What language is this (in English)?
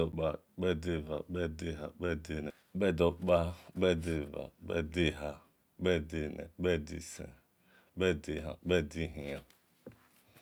Esan